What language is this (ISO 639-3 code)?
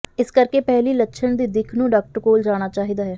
pan